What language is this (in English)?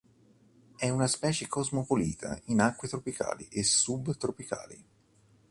Italian